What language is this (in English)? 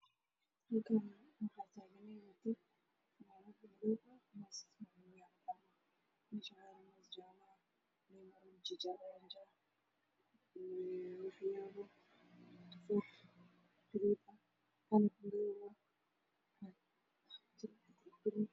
Somali